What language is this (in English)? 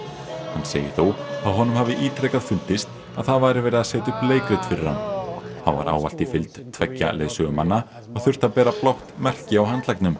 Icelandic